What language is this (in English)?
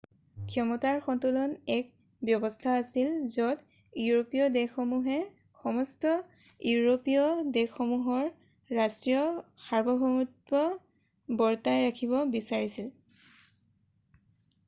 Assamese